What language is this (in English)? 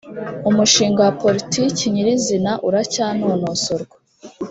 Kinyarwanda